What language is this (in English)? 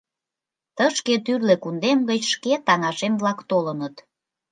Mari